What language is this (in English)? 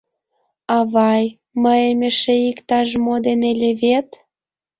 Mari